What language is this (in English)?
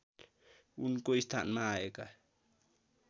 Nepali